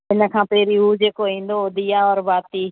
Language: Sindhi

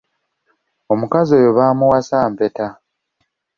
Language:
Ganda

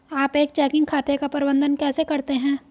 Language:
Hindi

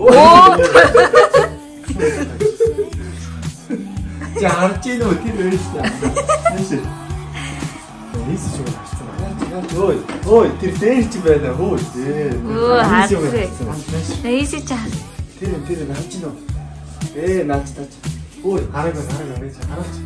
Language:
Korean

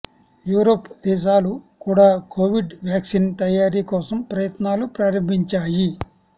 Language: Telugu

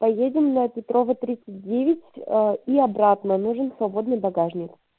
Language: Russian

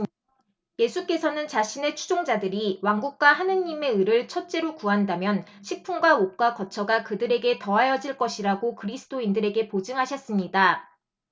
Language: Korean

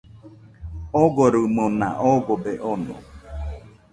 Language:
Nüpode Huitoto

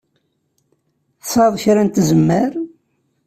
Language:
Kabyle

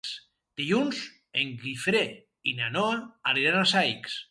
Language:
Catalan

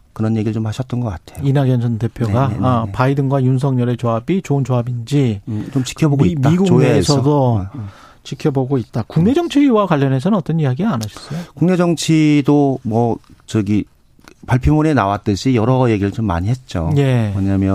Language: Korean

